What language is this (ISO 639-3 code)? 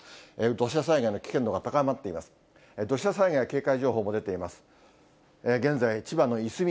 jpn